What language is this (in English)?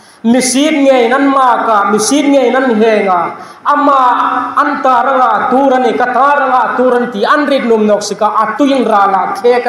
Thai